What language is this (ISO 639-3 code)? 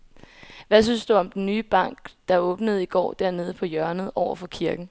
dan